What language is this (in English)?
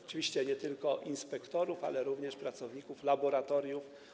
Polish